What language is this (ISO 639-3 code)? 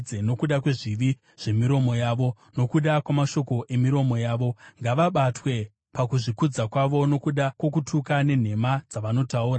sna